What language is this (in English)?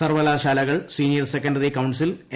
Malayalam